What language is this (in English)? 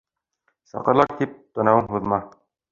Bashkir